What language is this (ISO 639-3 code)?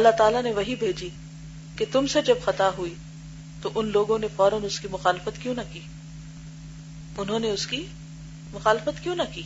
urd